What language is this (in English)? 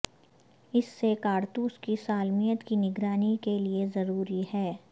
Urdu